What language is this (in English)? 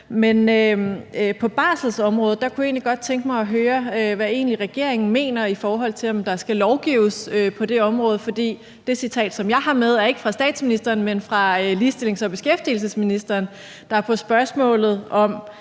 Danish